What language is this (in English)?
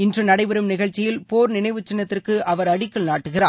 Tamil